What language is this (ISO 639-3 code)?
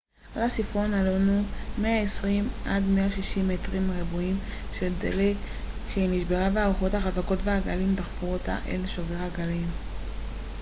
heb